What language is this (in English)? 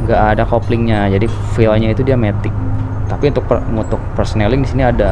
Indonesian